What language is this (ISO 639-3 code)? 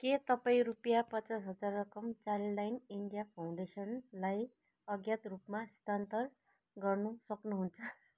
nep